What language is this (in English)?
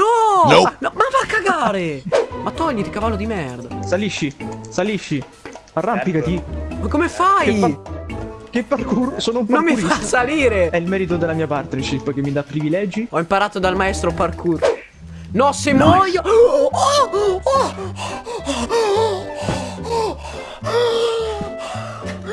Italian